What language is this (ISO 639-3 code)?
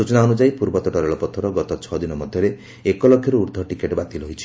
ori